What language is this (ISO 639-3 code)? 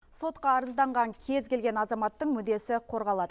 kaz